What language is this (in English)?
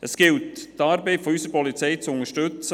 Swiss German